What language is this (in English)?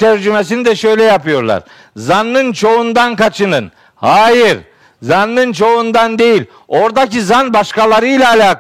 Turkish